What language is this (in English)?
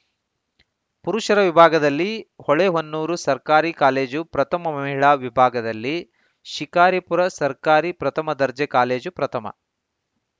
Kannada